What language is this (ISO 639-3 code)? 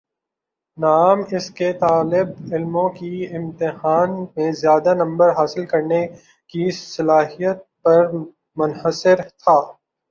urd